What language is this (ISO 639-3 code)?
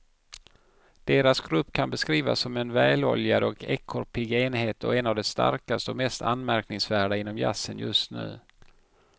swe